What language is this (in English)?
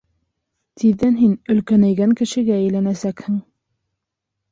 Bashkir